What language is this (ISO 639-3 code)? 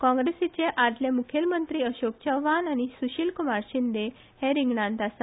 kok